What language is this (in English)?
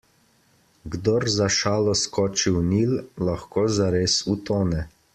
Slovenian